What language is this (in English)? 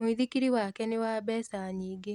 Kikuyu